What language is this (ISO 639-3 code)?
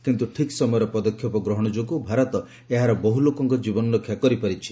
ori